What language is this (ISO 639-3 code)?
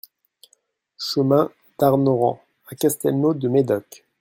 fra